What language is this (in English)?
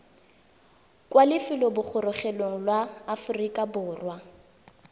Tswana